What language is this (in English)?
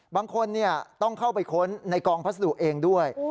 Thai